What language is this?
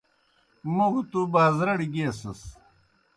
Kohistani Shina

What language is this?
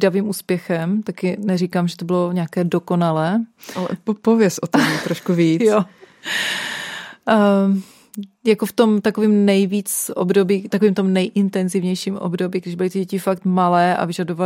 Czech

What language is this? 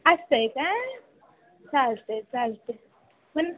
Marathi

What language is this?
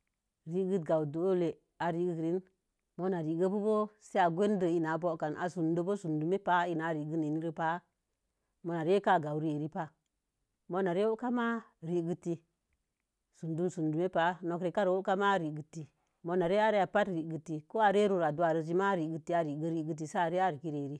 Mom Jango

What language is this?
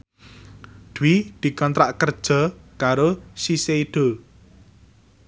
Javanese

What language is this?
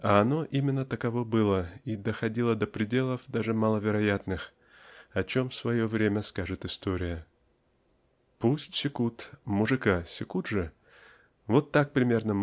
Russian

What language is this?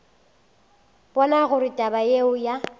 Northern Sotho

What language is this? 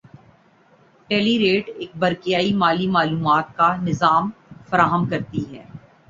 Urdu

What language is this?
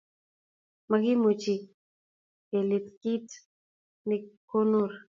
Kalenjin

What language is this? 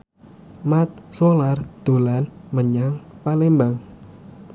Javanese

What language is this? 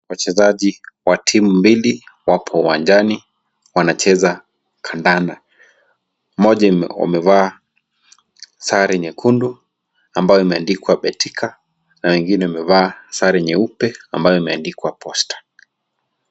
Swahili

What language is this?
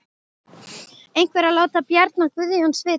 Icelandic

